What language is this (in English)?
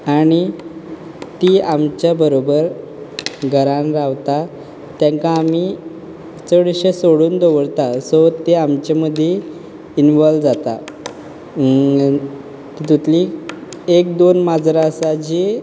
Konkani